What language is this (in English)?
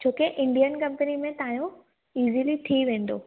Sindhi